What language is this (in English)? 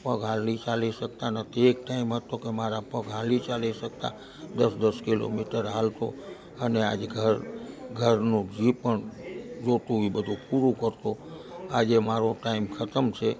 Gujarati